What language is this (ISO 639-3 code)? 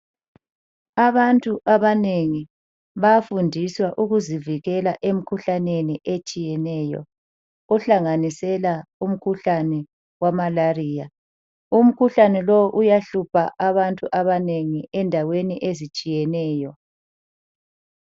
nde